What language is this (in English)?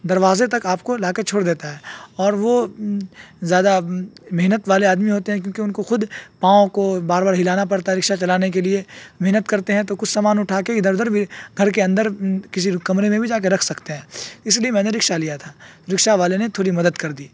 Urdu